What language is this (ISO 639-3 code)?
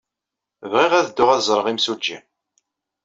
kab